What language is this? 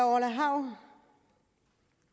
Danish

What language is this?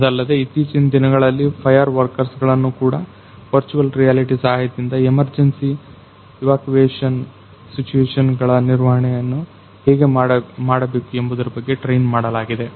Kannada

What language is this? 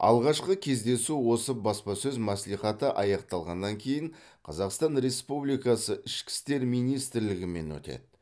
Kazakh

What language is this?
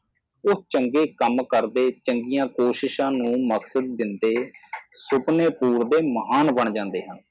Punjabi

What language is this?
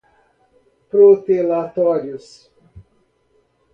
Portuguese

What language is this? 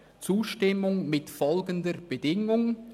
Swiss German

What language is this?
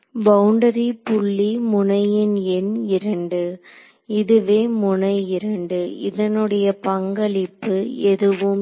Tamil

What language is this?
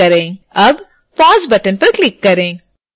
Hindi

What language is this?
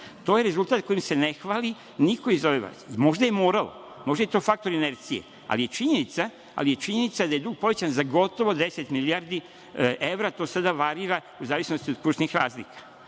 Serbian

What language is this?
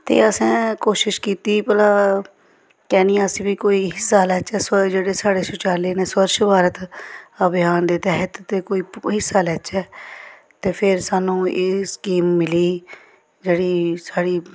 Dogri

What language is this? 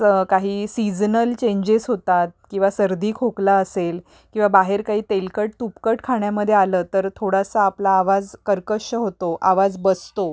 Marathi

